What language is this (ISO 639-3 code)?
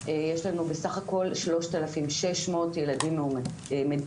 heb